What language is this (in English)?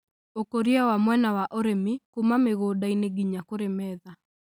Kikuyu